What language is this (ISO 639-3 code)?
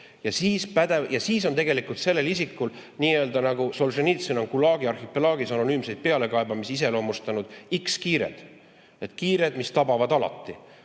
est